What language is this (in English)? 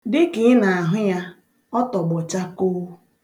Igbo